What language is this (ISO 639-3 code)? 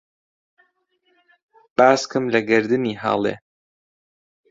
ckb